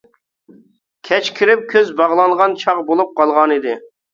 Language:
Uyghur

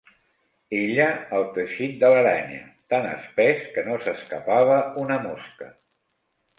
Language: Catalan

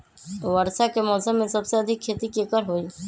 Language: Magahi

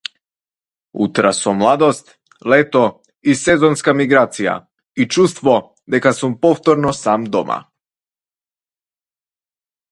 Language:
Macedonian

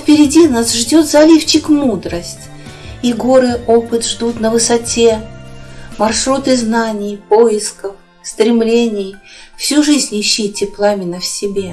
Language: Russian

